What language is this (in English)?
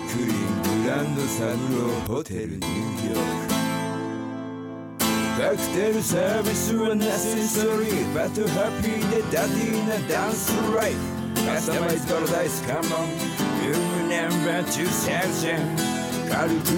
Japanese